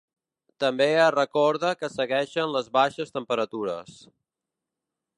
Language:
Catalan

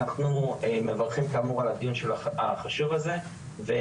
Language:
Hebrew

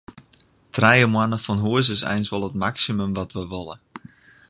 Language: Western Frisian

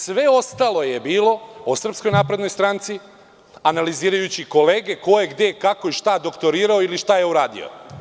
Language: Serbian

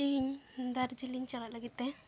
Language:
Santali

